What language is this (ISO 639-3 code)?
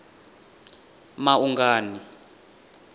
ven